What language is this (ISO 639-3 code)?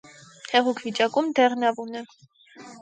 hye